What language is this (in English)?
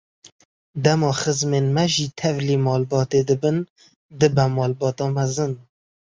Kurdish